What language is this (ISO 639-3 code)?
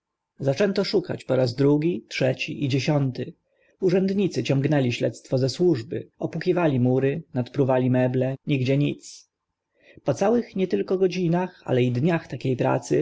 pol